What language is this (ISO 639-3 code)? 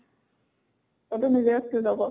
asm